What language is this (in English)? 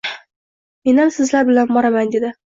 Uzbek